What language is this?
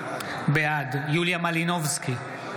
Hebrew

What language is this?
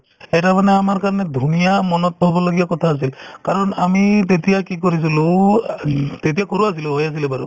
Assamese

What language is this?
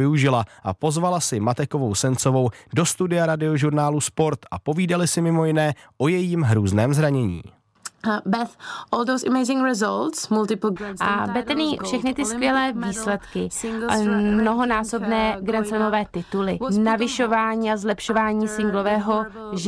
Czech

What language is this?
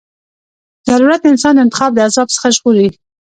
Pashto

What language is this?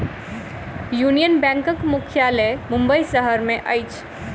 Maithili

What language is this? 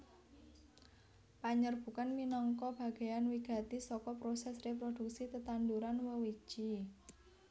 Javanese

